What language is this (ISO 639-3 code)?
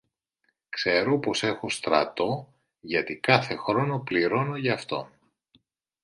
ell